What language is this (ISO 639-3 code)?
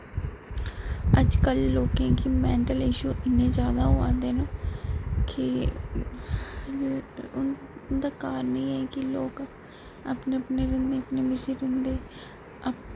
doi